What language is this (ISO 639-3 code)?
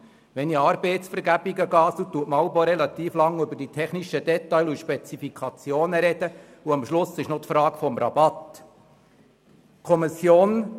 gsw